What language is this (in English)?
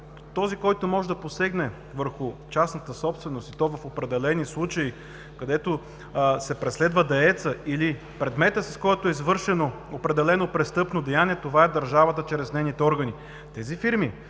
Bulgarian